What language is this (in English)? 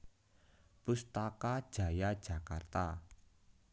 Javanese